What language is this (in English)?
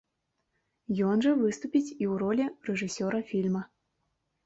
Belarusian